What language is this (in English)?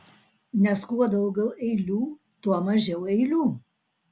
Lithuanian